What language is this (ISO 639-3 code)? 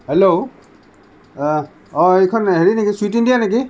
asm